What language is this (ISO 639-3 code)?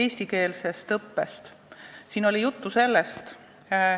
est